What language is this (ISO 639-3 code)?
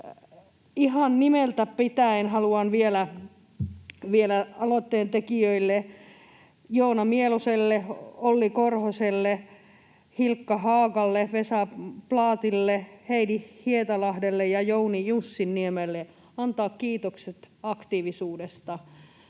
fin